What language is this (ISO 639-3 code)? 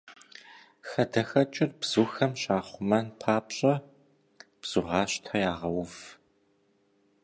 kbd